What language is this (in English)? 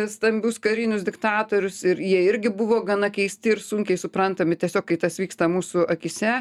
Lithuanian